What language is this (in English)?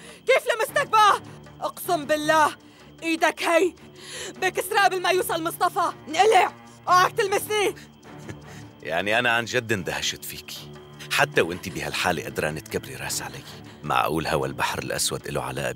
Arabic